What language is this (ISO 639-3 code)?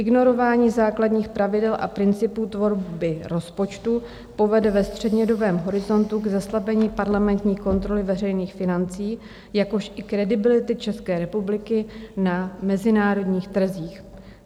ces